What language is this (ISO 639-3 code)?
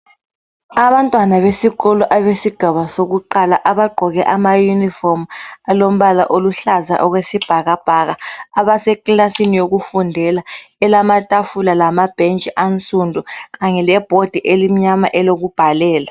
nde